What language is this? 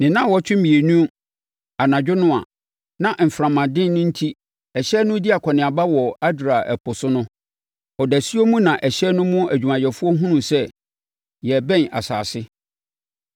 Akan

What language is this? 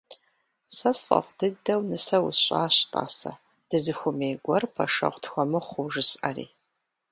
Kabardian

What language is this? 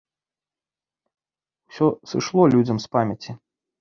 Belarusian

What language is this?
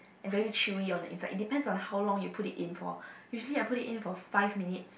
English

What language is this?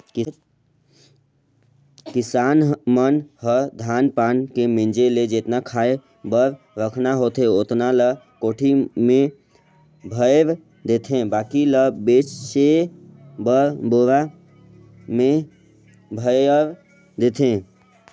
Chhattisgarhi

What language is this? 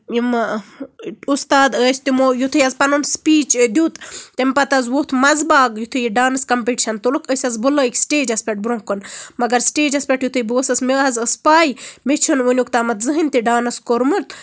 Kashmiri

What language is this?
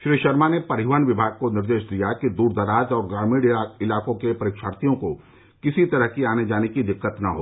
Hindi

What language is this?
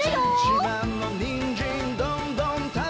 Japanese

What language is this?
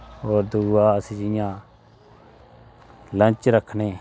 Dogri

